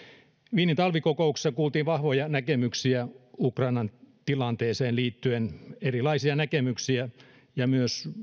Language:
Finnish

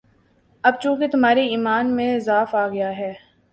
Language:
Urdu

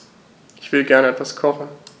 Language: German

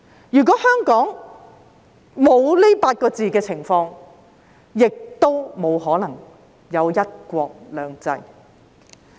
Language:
Cantonese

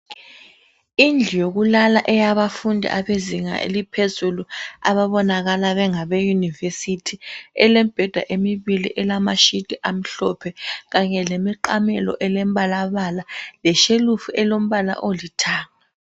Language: North Ndebele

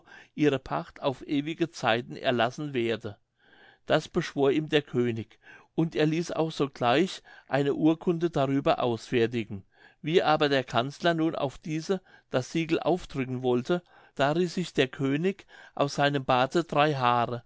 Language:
German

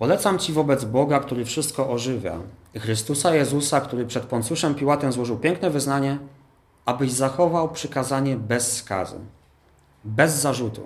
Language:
Polish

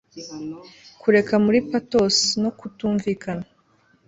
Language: Kinyarwanda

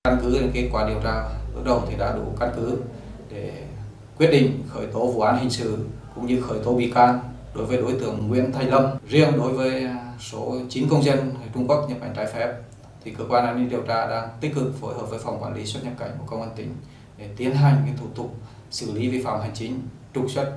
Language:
Vietnamese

